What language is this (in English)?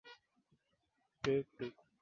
Swahili